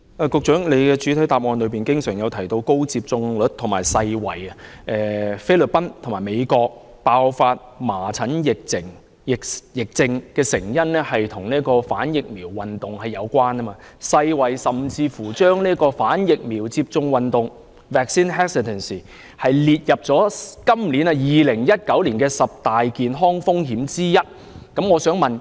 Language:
Cantonese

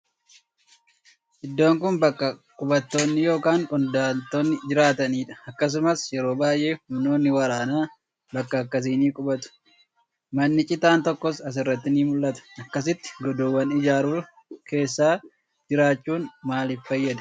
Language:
Oromo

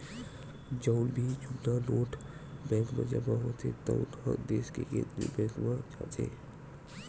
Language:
Chhattisgarhi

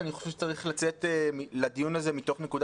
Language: Hebrew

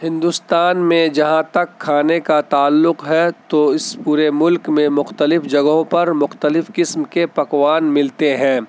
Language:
Urdu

